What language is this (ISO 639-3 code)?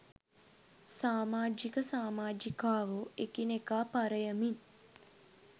sin